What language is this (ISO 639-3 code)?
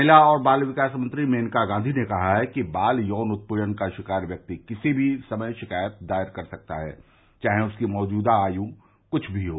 hin